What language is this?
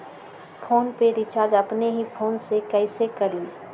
Magahi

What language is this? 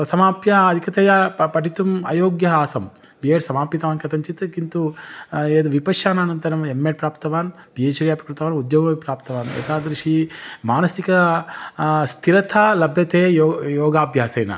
Sanskrit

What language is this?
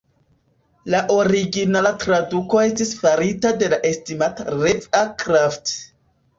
Esperanto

